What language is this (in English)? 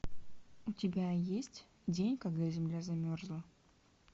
Russian